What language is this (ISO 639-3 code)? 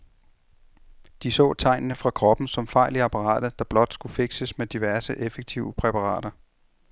dan